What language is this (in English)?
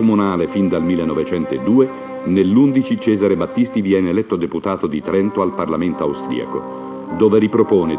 Italian